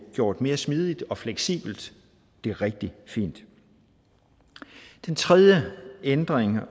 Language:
Danish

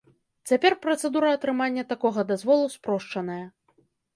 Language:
Belarusian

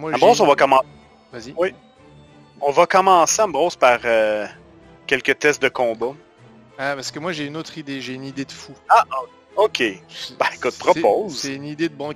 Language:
French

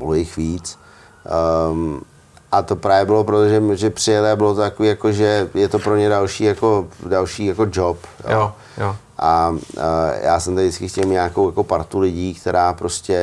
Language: Czech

